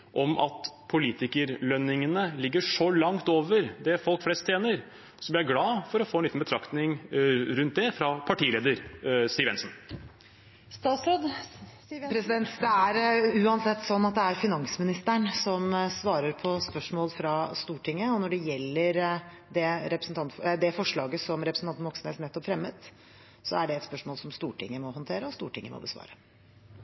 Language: Norwegian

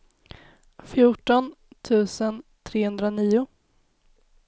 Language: Swedish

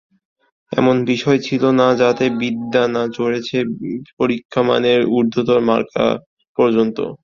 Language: Bangla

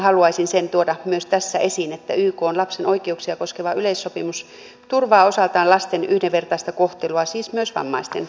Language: Finnish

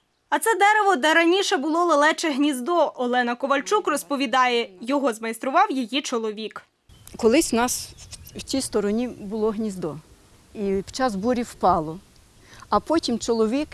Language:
Ukrainian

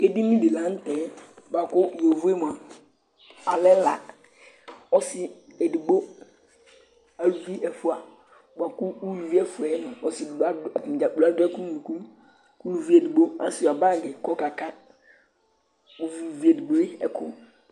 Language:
Ikposo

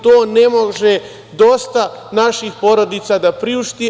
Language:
Serbian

